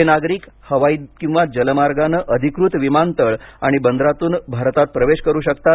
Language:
Marathi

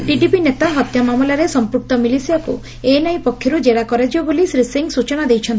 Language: Odia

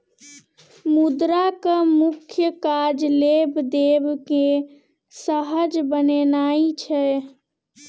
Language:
Maithili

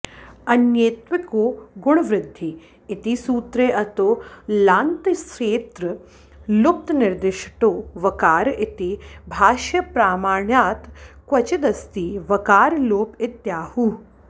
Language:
Sanskrit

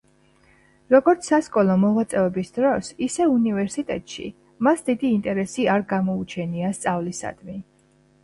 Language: Georgian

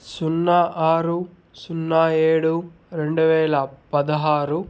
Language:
Telugu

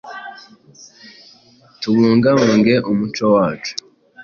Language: Kinyarwanda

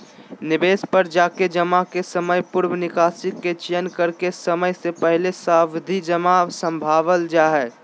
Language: Magahi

